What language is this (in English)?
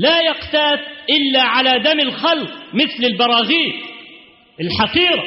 Arabic